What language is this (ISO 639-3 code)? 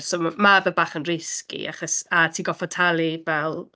cym